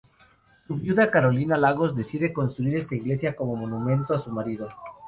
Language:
Spanish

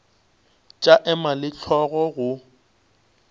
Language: Northern Sotho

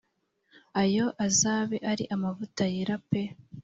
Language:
Kinyarwanda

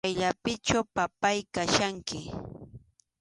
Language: Arequipa-La Unión Quechua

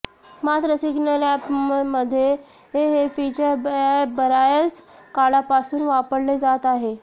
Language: Marathi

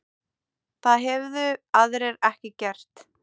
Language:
Icelandic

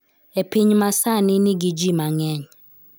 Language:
Luo (Kenya and Tanzania)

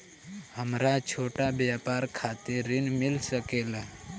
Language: Bhojpuri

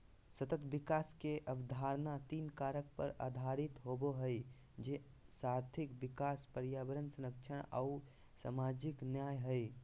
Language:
Magahi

